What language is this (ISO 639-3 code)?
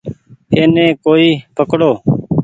gig